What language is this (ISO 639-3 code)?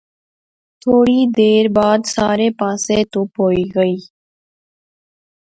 phr